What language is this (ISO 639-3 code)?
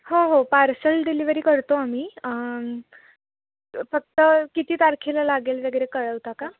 mar